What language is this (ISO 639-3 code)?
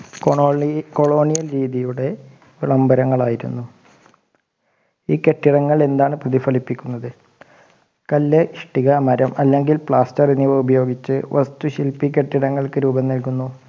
mal